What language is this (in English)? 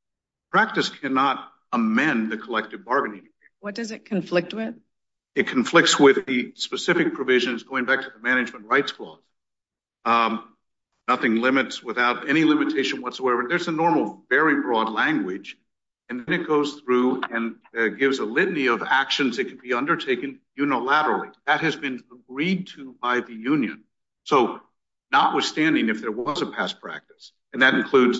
English